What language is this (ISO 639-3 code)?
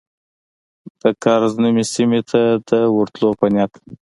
pus